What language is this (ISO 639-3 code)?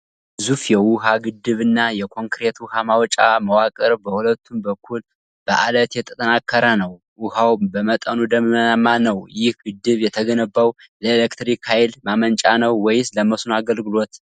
amh